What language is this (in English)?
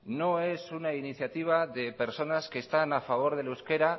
Spanish